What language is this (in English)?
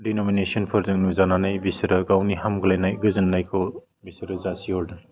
Bodo